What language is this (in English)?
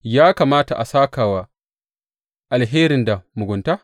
Hausa